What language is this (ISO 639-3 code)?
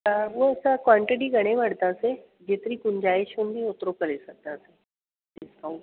snd